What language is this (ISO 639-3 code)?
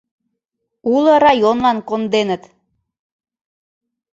chm